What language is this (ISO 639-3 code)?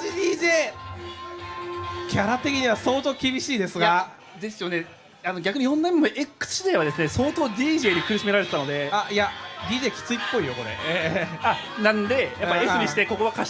jpn